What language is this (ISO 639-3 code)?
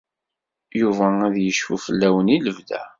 kab